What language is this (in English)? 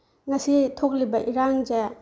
Manipuri